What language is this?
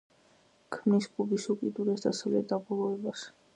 Georgian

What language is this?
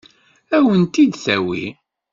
Kabyle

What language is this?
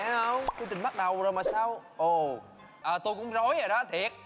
Vietnamese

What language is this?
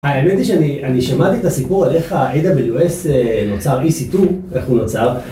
Hebrew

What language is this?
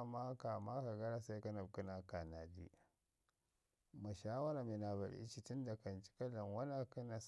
Ngizim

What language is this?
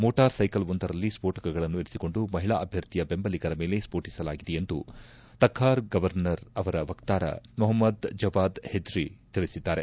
Kannada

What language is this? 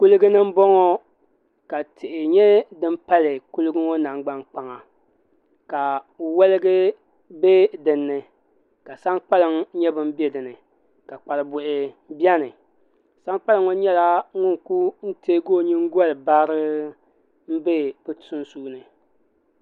Dagbani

